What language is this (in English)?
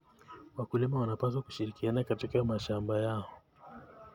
Kalenjin